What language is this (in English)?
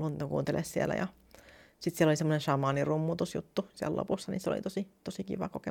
Finnish